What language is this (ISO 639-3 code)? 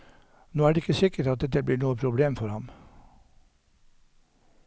nor